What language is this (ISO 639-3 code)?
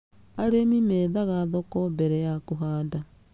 kik